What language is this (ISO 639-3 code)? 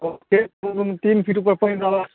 mai